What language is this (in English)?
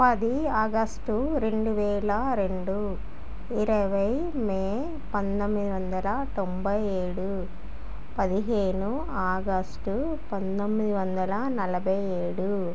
Telugu